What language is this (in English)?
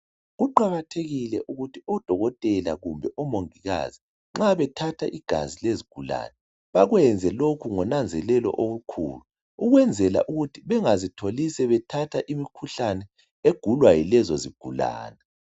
North Ndebele